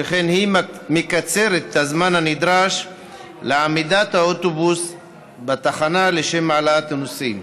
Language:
Hebrew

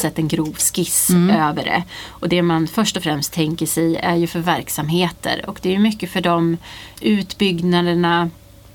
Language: Swedish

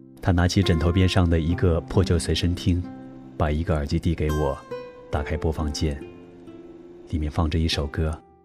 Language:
Chinese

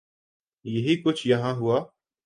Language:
Urdu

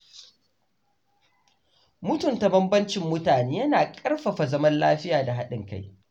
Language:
Hausa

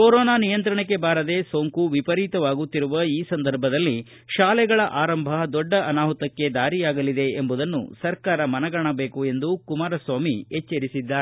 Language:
Kannada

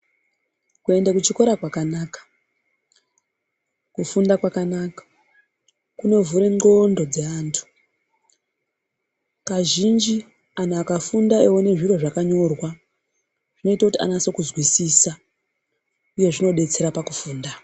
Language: Ndau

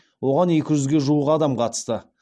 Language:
Kazakh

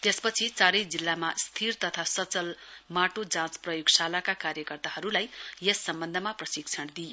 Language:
Nepali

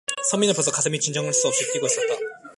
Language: Korean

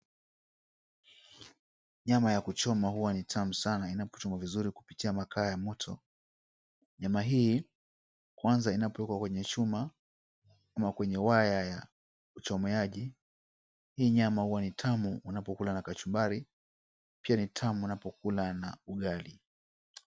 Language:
Swahili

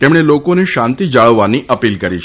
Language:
Gujarati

